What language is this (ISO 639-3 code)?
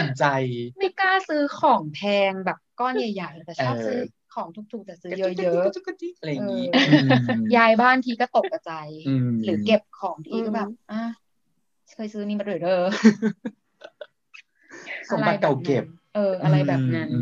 tha